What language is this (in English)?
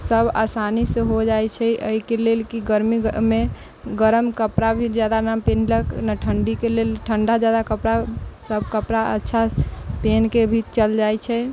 Maithili